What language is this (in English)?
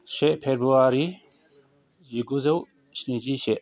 Bodo